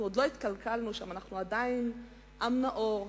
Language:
Hebrew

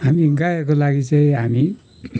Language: Nepali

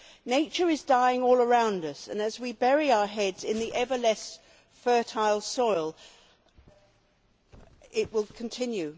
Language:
English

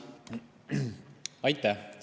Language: Estonian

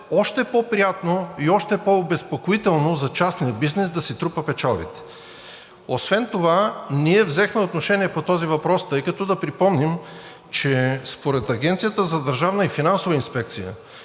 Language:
Bulgarian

